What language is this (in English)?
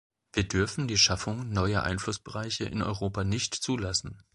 German